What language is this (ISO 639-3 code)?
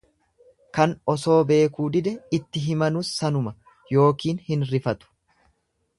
orm